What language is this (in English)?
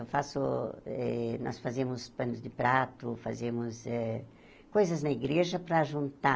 Portuguese